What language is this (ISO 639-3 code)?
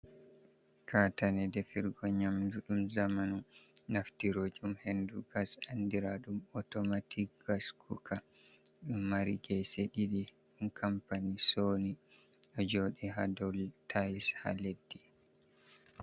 ful